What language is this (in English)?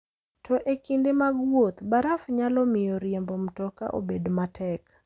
Luo (Kenya and Tanzania)